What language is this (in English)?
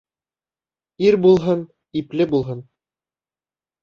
Bashkir